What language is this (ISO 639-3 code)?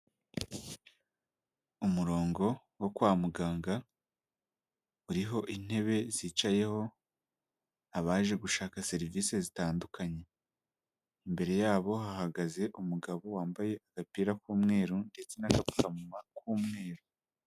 kin